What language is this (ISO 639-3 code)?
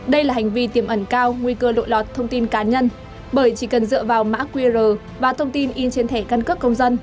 vie